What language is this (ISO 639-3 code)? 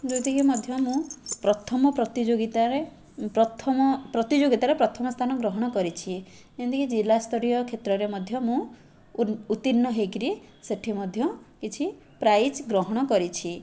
ori